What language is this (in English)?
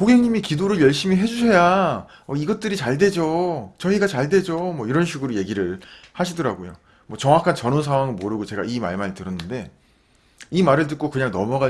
Korean